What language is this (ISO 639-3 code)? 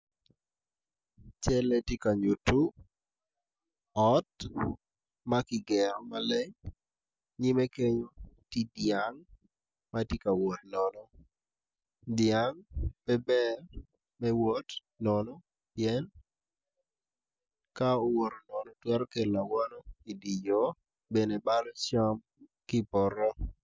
ach